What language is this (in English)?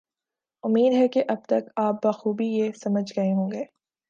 Urdu